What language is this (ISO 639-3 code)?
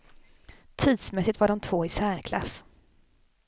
swe